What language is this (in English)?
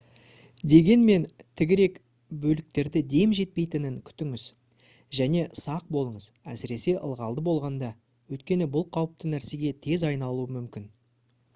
Kazakh